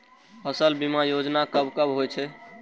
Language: Maithili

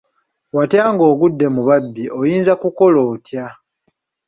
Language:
Ganda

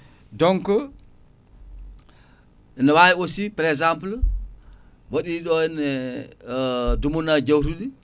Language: Fula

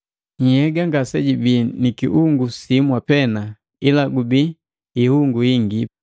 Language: Matengo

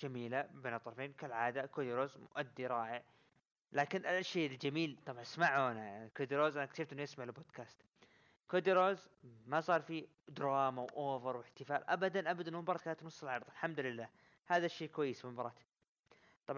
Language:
Arabic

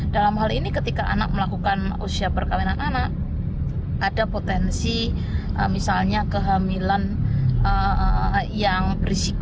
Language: Indonesian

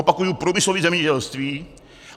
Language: Czech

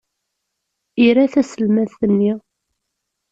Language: Kabyle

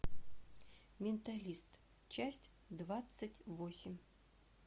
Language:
Russian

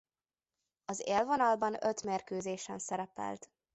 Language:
Hungarian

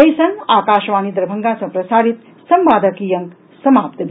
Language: Maithili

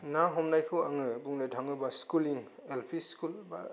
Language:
Bodo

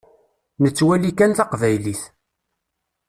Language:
Kabyle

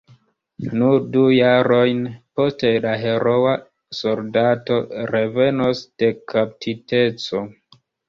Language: Esperanto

